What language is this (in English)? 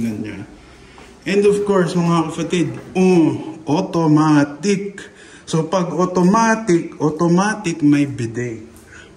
Filipino